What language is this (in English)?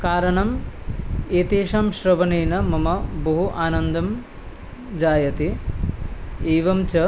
Sanskrit